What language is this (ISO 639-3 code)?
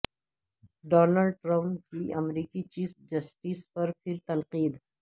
urd